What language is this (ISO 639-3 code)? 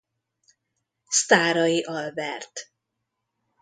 hun